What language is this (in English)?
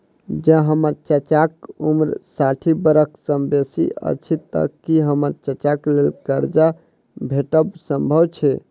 Maithili